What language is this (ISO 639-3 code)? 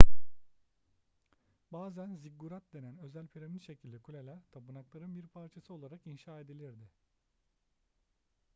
tur